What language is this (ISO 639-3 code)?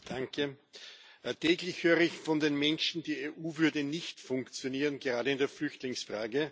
deu